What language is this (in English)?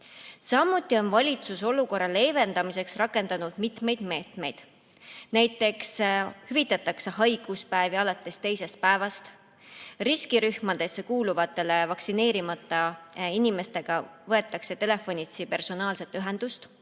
Estonian